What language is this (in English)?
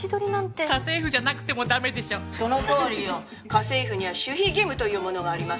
Japanese